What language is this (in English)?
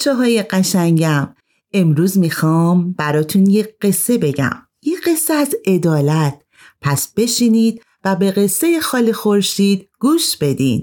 Persian